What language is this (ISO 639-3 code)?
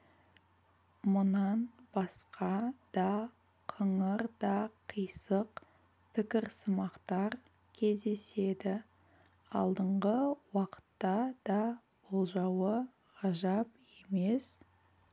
kaz